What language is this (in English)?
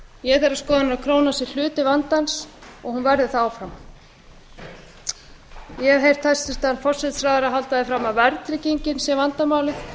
Icelandic